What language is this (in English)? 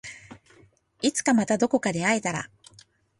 Japanese